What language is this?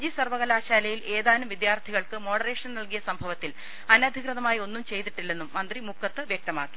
Malayalam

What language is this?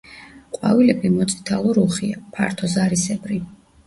Georgian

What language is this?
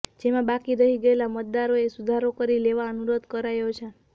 Gujarati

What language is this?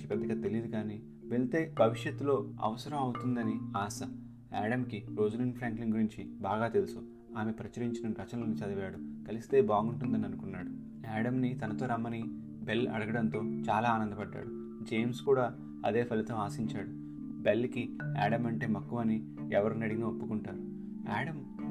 Telugu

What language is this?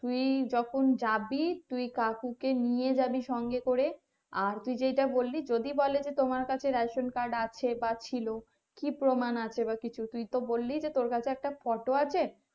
Bangla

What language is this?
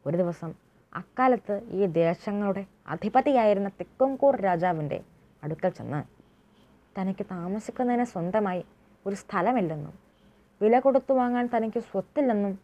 Malayalam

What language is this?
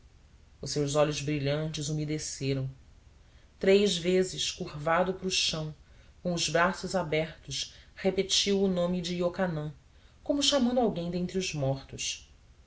Portuguese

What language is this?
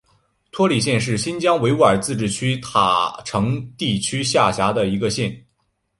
Chinese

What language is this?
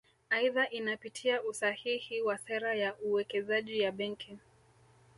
Swahili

